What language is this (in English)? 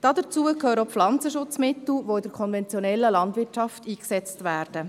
Swiss German